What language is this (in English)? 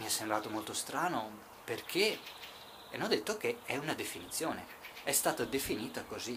Italian